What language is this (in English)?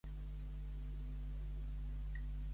Catalan